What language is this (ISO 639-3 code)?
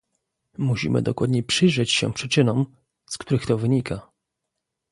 pol